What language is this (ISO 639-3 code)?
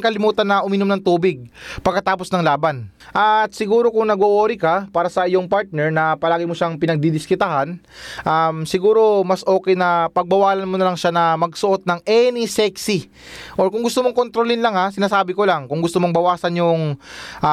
fil